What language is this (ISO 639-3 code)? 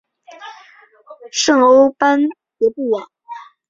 zho